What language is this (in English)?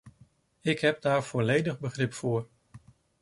Dutch